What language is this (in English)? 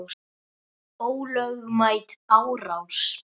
Icelandic